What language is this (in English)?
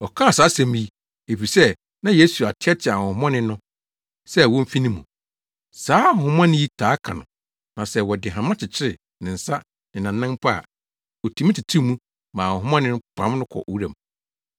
Akan